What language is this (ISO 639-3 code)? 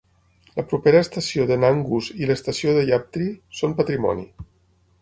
cat